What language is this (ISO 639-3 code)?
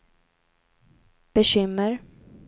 swe